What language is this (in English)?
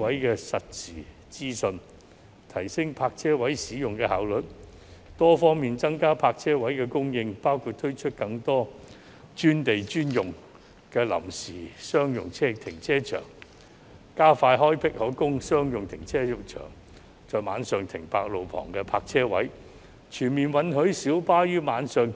Cantonese